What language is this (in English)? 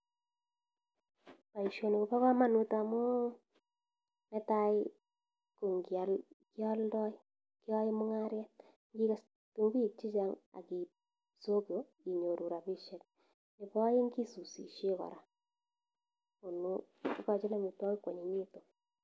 Kalenjin